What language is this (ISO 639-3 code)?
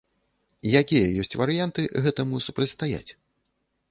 bel